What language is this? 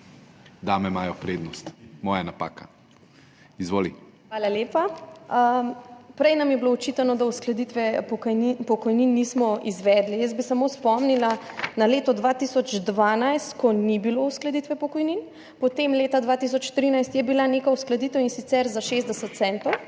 Slovenian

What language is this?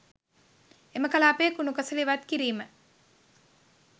Sinhala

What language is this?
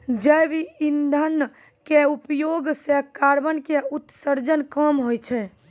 Maithili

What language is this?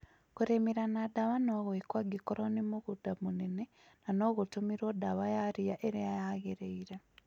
Kikuyu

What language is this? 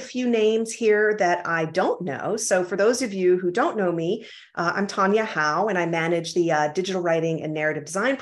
English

